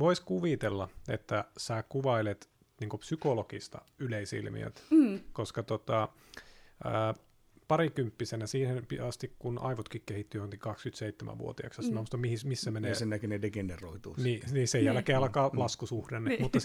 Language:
Finnish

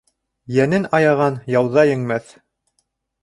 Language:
Bashkir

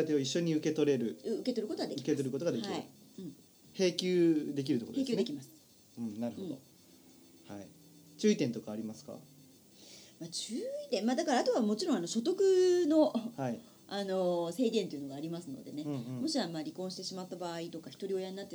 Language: Japanese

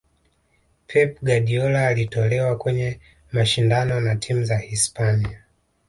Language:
Swahili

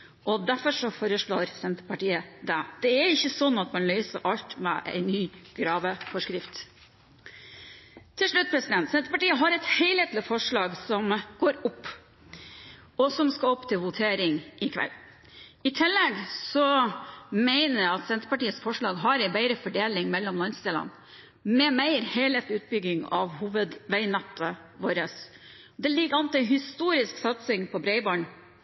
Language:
Norwegian Bokmål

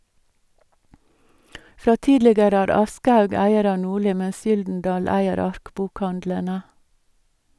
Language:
Norwegian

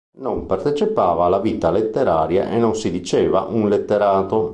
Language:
Italian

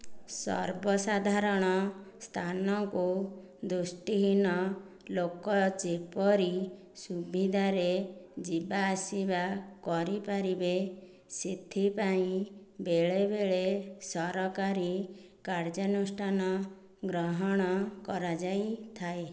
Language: Odia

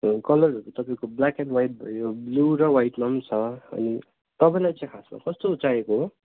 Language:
Nepali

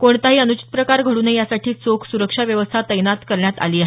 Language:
Marathi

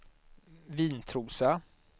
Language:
Swedish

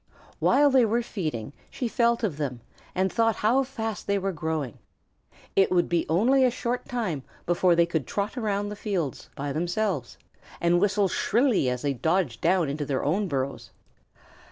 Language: English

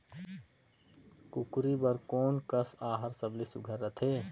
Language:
Chhattisgarhi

